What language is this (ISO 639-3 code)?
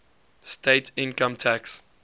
eng